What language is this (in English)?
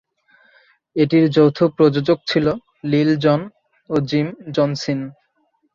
Bangla